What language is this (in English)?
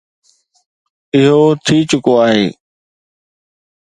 Sindhi